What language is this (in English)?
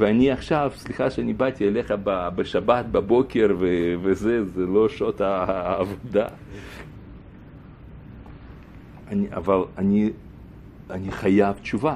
Hebrew